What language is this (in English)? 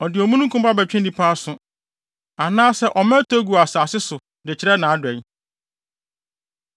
Akan